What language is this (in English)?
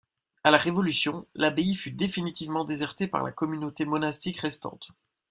French